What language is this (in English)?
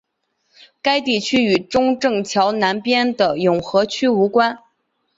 Chinese